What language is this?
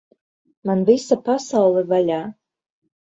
Latvian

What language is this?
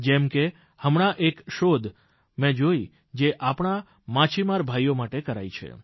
Gujarati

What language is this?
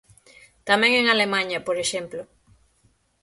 Galician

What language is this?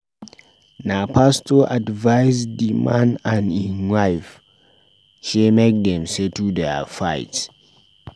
Nigerian Pidgin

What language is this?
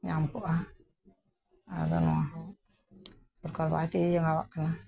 Santali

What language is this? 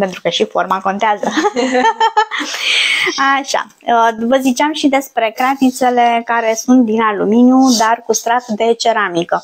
Romanian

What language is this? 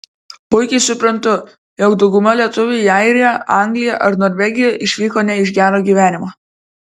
Lithuanian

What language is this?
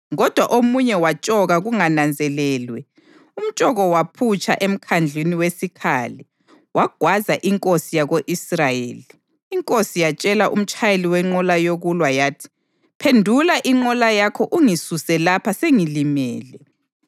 North Ndebele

